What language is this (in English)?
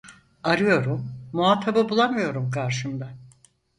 Turkish